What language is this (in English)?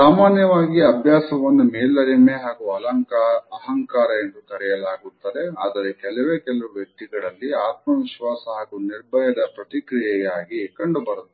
Kannada